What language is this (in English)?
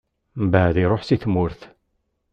Kabyle